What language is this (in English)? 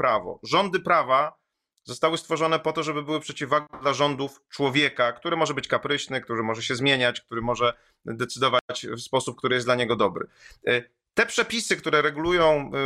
Polish